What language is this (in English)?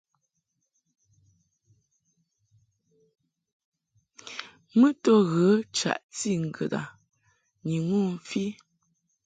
Mungaka